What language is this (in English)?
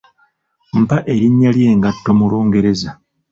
Ganda